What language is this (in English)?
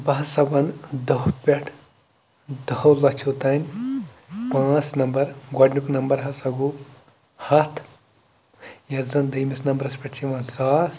Kashmiri